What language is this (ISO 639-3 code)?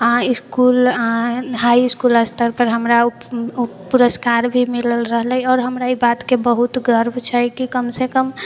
mai